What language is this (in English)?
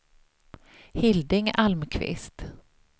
Swedish